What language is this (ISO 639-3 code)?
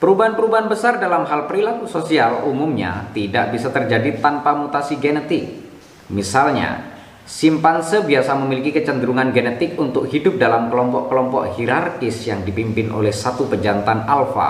ind